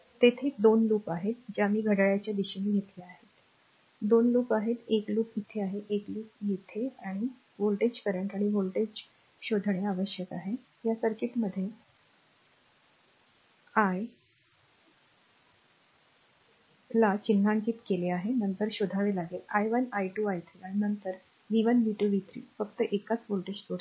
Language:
Marathi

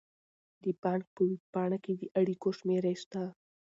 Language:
Pashto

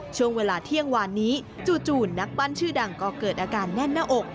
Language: Thai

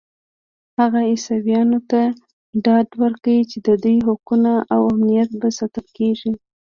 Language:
Pashto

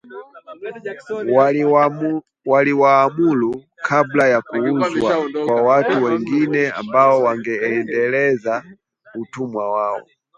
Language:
Swahili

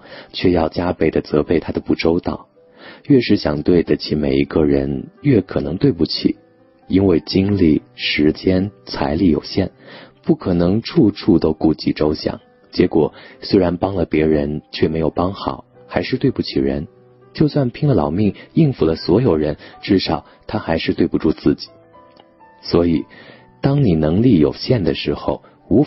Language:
Chinese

